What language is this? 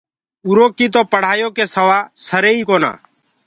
Gurgula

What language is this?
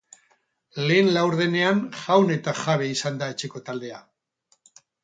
Basque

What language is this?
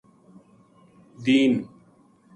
Gujari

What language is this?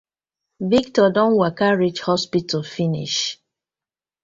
Nigerian Pidgin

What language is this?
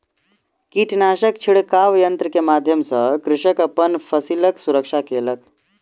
Maithili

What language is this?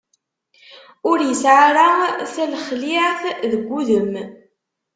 Kabyle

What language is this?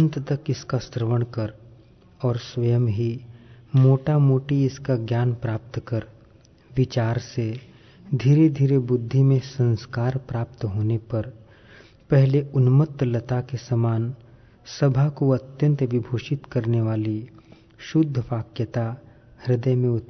Hindi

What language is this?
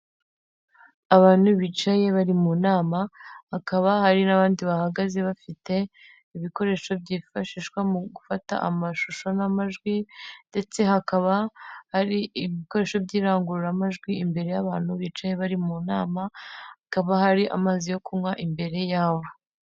Kinyarwanda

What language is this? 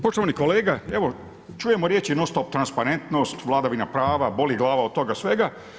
Croatian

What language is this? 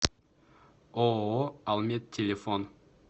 Russian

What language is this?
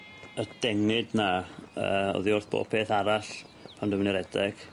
Welsh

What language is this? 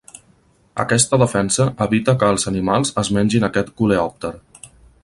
Catalan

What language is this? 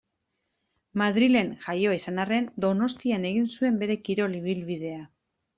Basque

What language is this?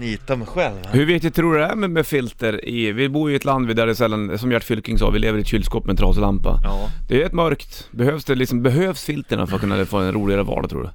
Swedish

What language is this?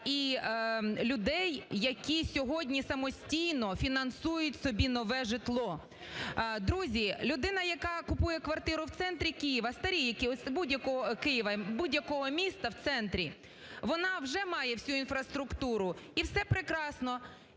Ukrainian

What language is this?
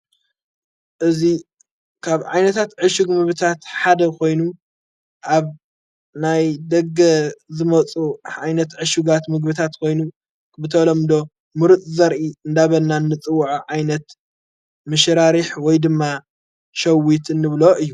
Tigrinya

